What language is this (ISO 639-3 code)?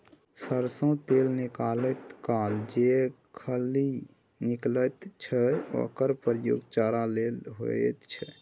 mai